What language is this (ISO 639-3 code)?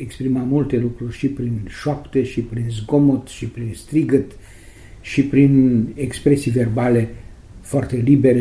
ron